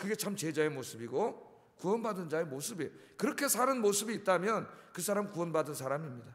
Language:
Korean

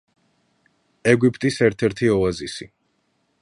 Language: Georgian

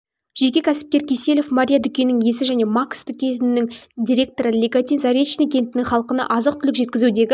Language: Kazakh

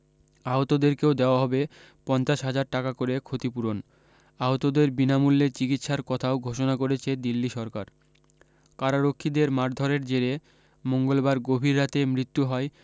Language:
Bangla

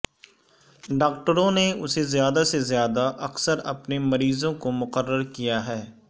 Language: Urdu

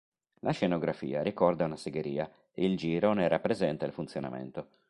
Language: Italian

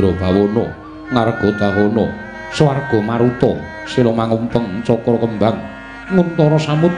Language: Indonesian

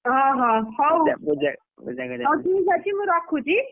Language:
Odia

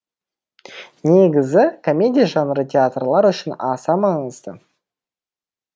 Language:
Kazakh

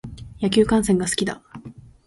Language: Japanese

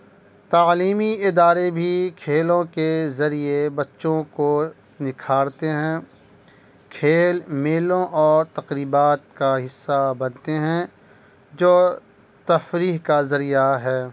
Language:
Urdu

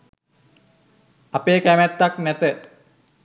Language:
Sinhala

